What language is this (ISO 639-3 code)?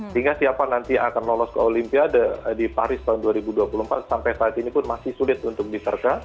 ind